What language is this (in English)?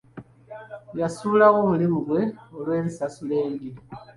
Ganda